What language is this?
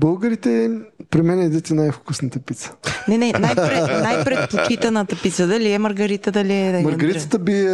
Bulgarian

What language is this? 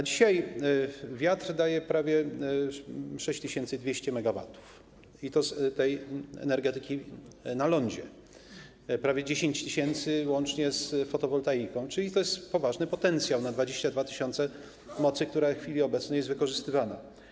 Polish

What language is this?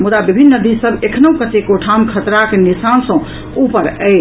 Maithili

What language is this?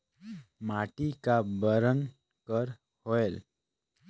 Chhattisgarhi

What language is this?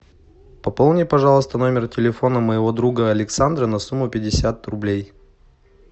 Russian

